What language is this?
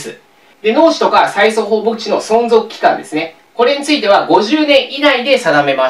Japanese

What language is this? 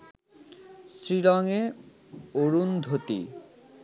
Bangla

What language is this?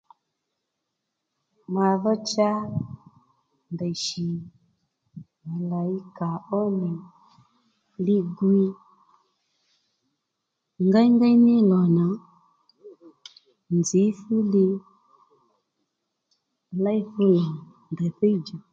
Lendu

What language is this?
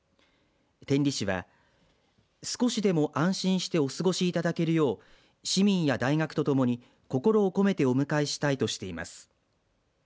Japanese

